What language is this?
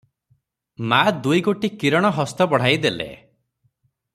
Odia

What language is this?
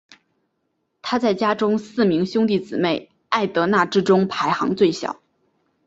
Chinese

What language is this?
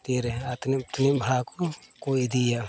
Santali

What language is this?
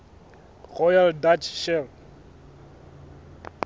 Southern Sotho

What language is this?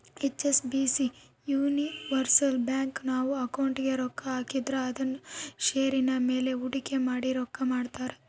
Kannada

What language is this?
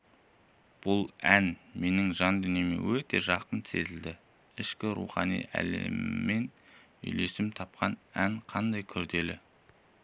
Kazakh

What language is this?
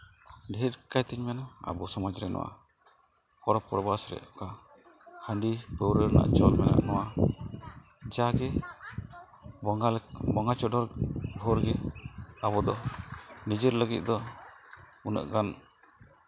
Santali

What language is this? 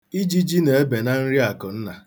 Igbo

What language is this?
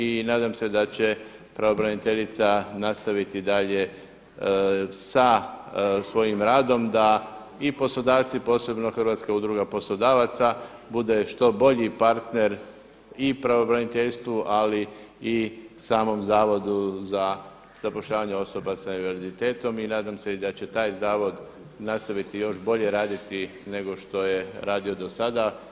Croatian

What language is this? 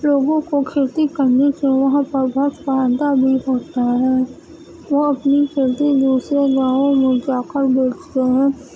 Urdu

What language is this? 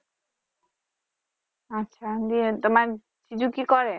Bangla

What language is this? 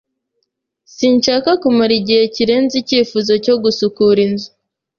Kinyarwanda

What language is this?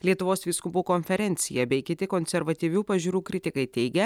Lithuanian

